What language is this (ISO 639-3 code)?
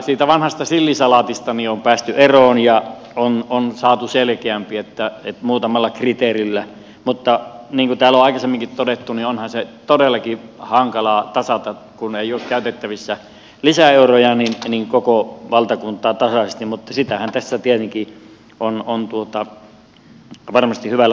fin